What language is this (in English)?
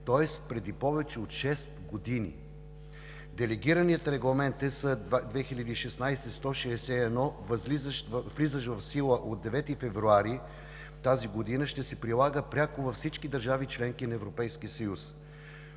Bulgarian